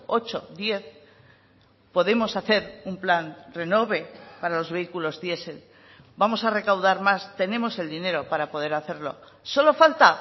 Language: Spanish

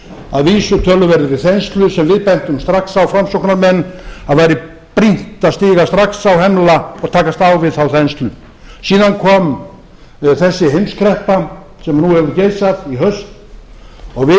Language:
Icelandic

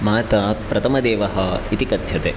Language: Sanskrit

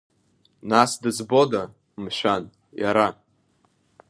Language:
Abkhazian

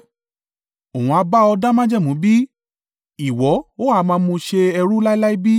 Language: Yoruba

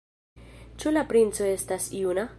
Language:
Esperanto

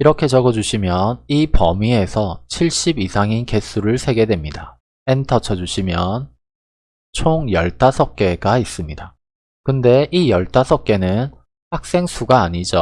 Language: Korean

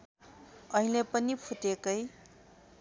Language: Nepali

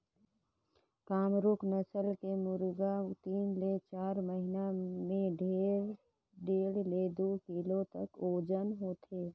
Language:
Chhattisgarhi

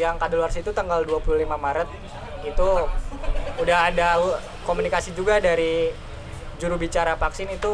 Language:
Indonesian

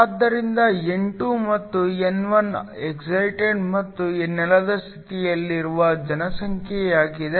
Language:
Kannada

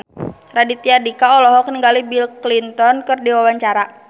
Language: Sundanese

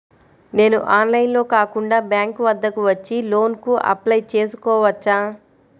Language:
Telugu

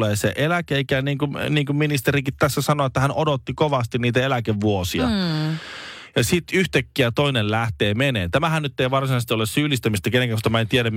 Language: Finnish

